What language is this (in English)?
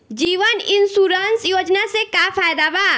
Bhojpuri